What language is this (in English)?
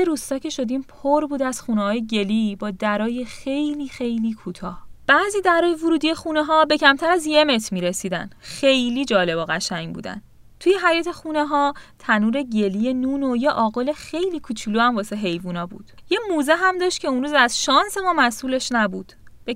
Persian